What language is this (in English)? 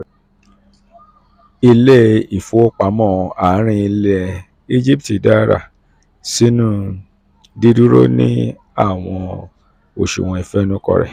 Yoruba